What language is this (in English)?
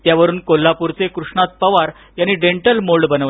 Marathi